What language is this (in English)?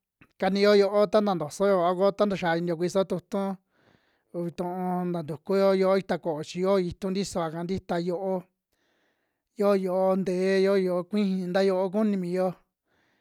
Western Juxtlahuaca Mixtec